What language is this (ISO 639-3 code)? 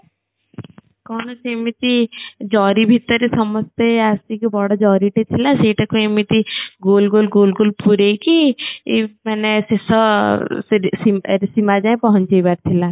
ori